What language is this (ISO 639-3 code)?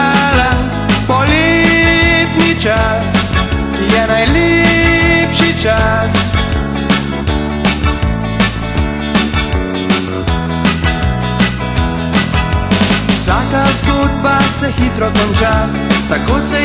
slv